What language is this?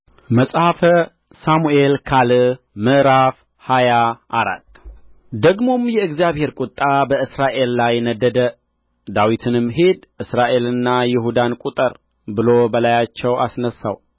Amharic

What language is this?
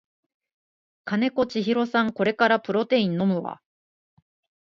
Japanese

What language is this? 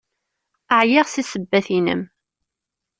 Kabyle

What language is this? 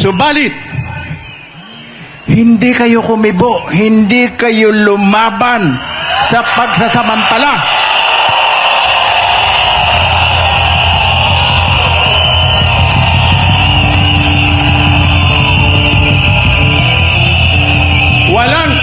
Filipino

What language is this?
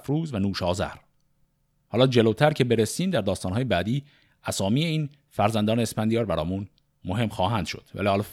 Persian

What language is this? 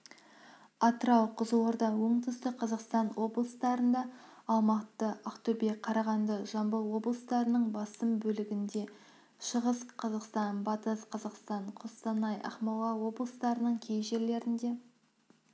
Kazakh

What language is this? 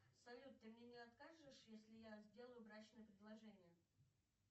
Russian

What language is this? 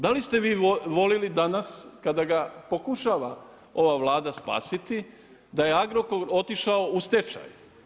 Croatian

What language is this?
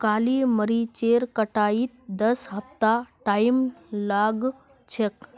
Magahi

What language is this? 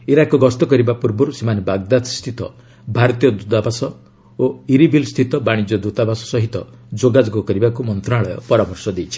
Odia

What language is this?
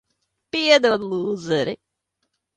Latvian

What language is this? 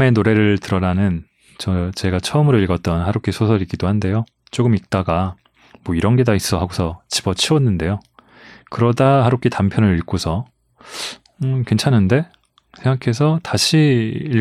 Korean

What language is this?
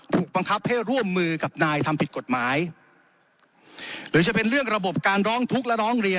Thai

